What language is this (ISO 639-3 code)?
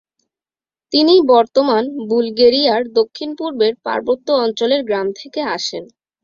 ben